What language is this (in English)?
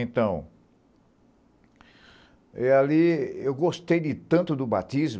Portuguese